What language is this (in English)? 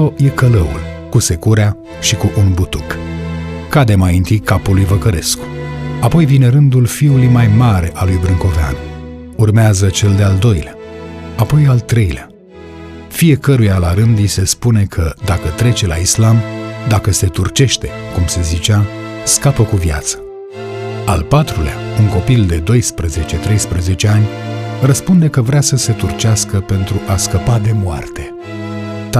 Romanian